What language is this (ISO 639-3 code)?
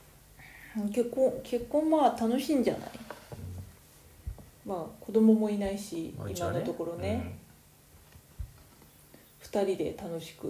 jpn